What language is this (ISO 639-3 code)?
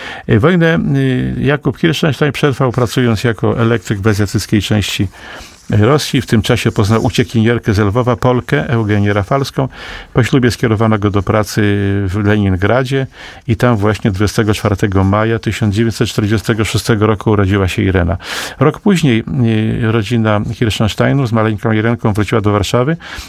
pol